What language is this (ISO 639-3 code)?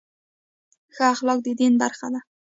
pus